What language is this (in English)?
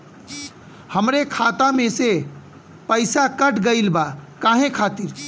Bhojpuri